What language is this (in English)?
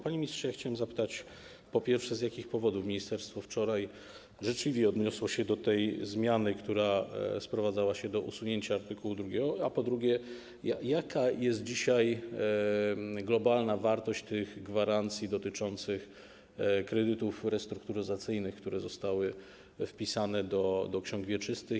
Polish